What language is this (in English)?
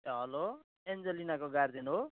Nepali